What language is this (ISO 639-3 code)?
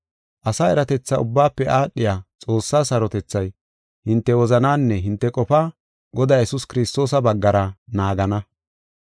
gof